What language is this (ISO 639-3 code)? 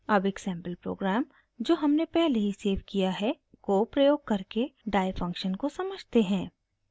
hin